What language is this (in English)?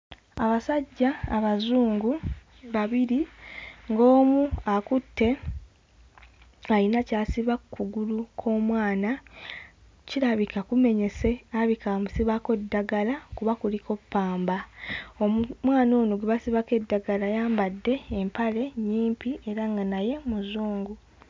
Ganda